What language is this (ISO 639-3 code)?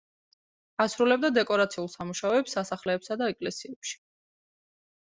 kat